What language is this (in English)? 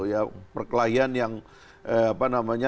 Indonesian